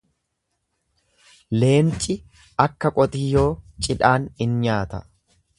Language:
Oromo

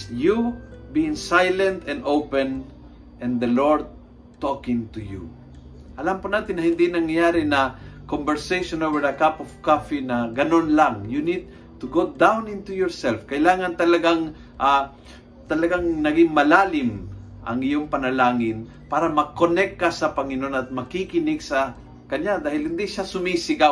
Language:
Filipino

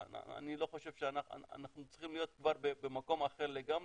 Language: Hebrew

